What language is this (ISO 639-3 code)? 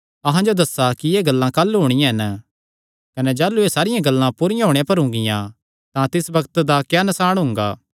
xnr